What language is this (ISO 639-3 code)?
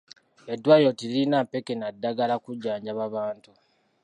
lug